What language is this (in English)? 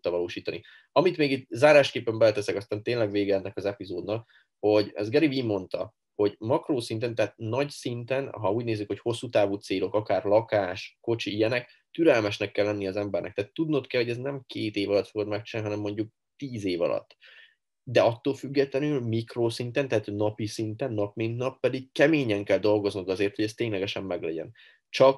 Hungarian